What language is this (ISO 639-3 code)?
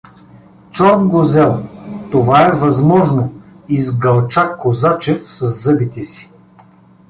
bul